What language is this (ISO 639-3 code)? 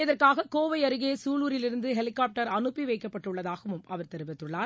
tam